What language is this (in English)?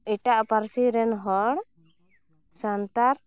Santali